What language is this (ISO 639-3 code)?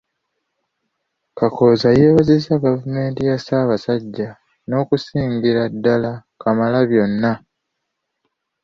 lug